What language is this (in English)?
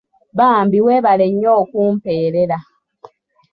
Ganda